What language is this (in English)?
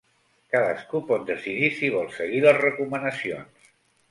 Catalan